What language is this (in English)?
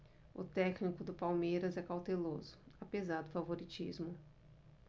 Portuguese